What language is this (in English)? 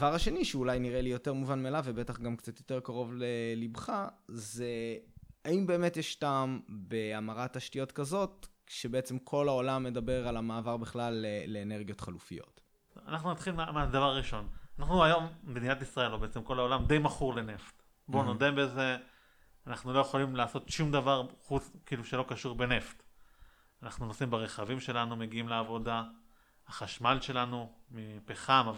Hebrew